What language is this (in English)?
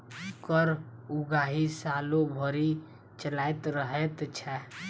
Maithili